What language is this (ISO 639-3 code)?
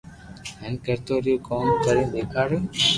lrk